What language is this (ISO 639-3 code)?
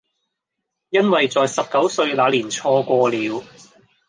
yue